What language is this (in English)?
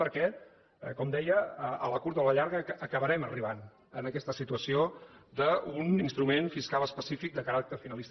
Catalan